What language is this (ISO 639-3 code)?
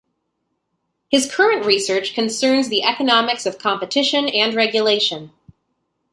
eng